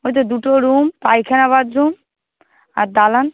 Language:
Bangla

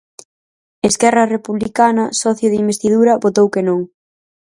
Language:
Galician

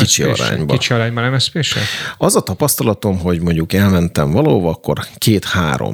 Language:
Hungarian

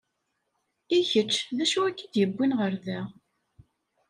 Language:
Kabyle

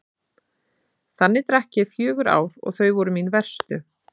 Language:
Icelandic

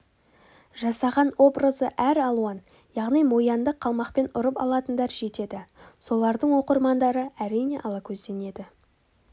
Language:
Kazakh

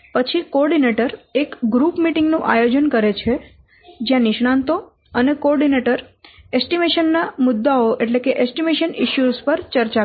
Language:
Gujarati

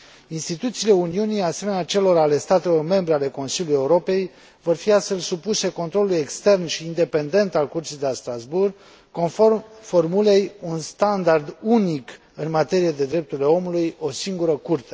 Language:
Romanian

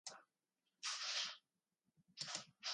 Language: Slovenian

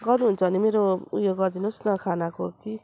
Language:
Nepali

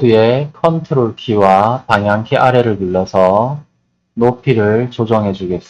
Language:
Korean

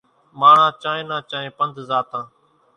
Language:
Kachi Koli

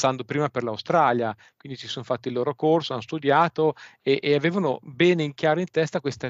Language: Italian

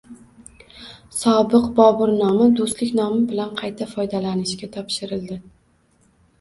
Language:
Uzbek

